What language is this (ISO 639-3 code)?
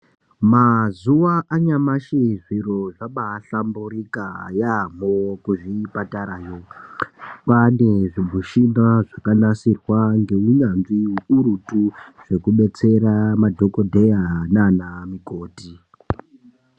ndc